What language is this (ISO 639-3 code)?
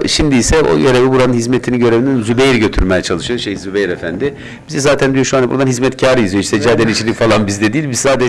tur